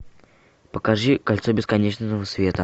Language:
Russian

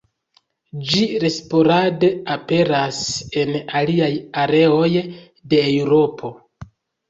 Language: Esperanto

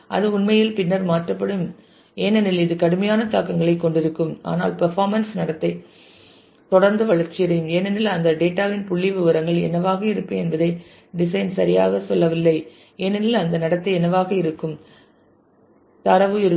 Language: Tamil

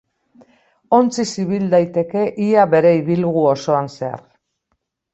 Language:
Basque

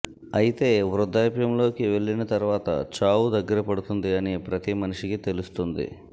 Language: Telugu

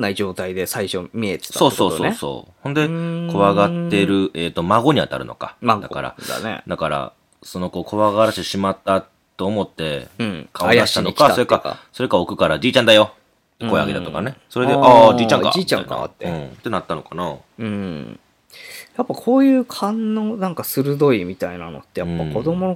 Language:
Japanese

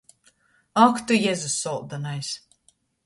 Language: Latgalian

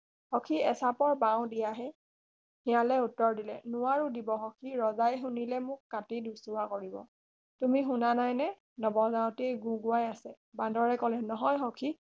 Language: Assamese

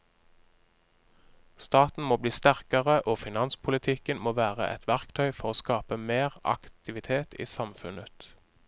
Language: Norwegian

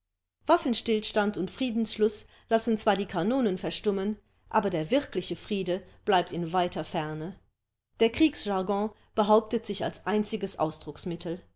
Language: German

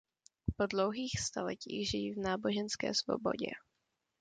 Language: Czech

